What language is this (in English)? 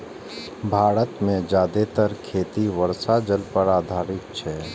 Maithili